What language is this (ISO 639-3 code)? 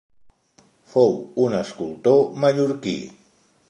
cat